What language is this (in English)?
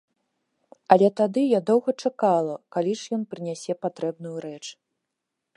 Belarusian